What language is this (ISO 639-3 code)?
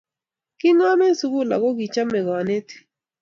kln